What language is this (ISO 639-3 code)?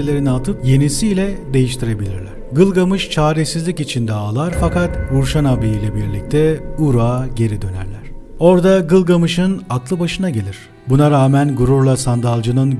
tur